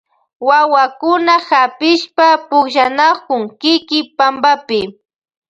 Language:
Loja Highland Quichua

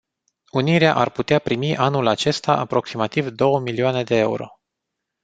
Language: Romanian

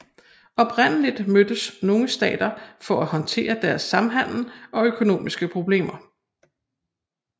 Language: Danish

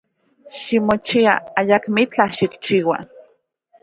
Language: Central Puebla Nahuatl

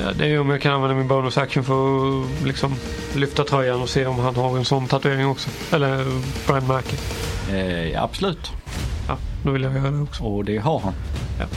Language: Swedish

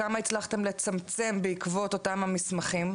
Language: Hebrew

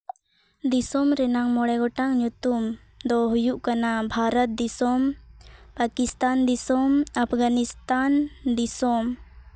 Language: Santali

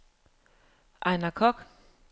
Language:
Danish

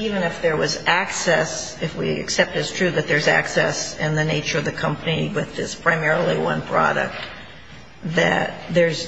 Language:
English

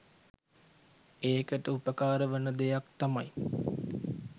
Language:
Sinhala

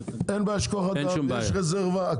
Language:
Hebrew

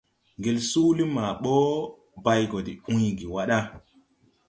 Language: Tupuri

